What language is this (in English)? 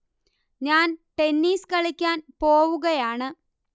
Malayalam